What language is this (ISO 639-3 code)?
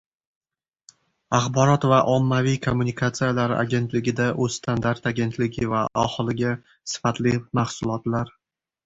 uzb